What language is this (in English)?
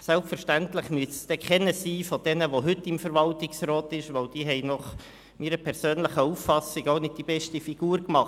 Swiss German